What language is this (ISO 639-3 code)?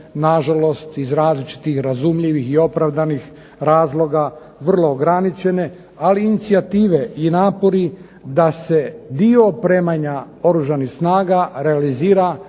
hrv